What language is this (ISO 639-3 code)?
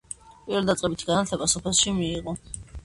kat